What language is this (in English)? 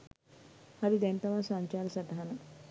Sinhala